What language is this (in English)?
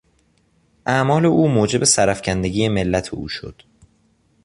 Persian